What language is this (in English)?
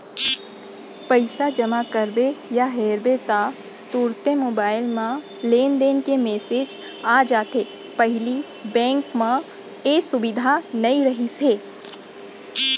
Chhattisgarhi